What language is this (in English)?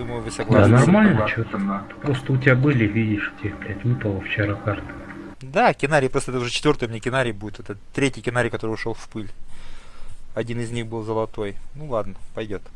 Russian